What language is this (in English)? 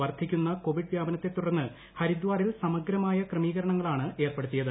Malayalam